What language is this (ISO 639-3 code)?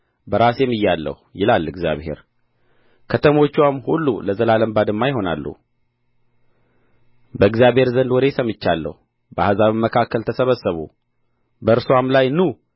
amh